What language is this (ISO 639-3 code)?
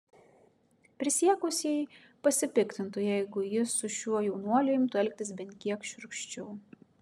lit